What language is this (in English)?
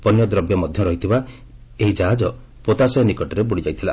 Odia